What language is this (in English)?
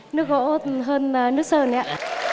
Vietnamese